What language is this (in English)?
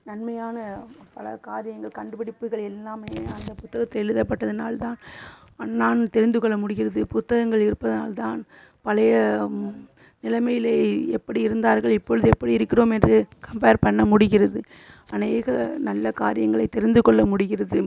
Tamil